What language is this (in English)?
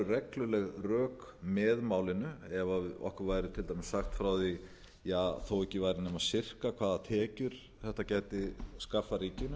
Icelandic